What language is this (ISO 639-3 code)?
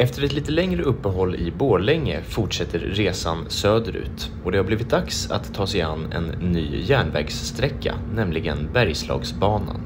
swe